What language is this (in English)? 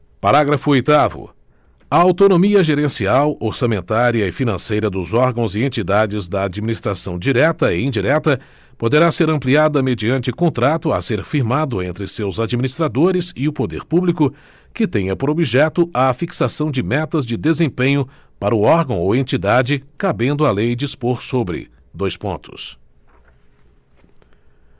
Portuguese